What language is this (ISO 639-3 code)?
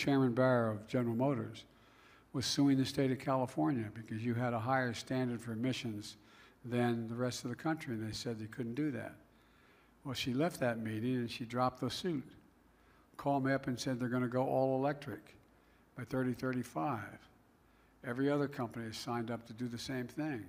eng